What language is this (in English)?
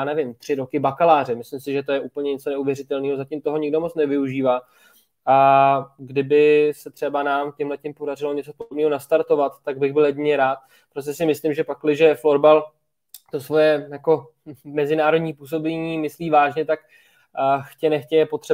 Czech